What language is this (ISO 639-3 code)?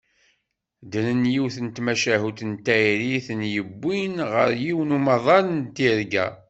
kab